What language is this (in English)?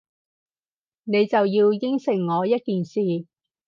Cantonese